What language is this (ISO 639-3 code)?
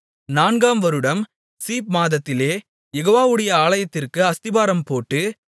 tam